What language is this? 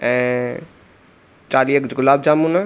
Sindhi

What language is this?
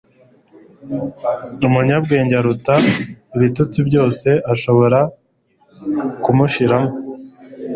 Kinyarwanda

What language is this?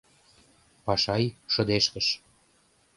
Mari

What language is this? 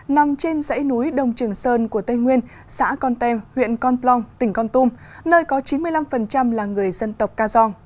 Vietnamese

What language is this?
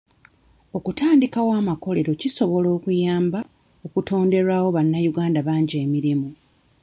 Ganda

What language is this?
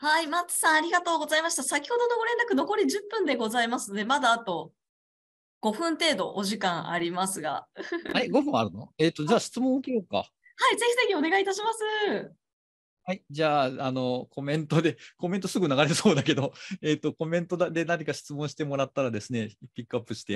Japanese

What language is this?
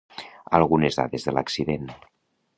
Catalan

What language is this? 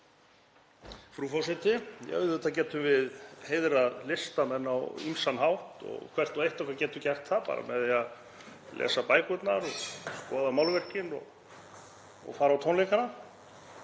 Icelandic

